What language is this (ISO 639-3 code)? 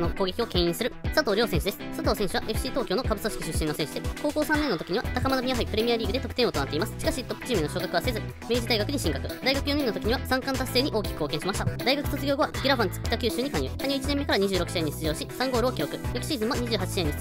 jpn